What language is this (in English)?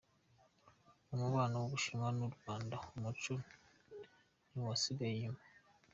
Kinyarwanda